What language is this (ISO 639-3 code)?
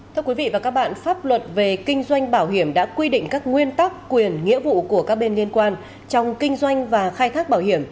vie